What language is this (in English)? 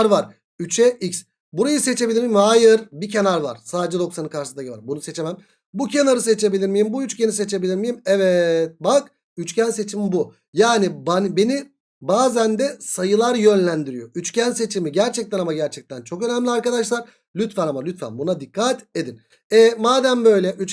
Turkish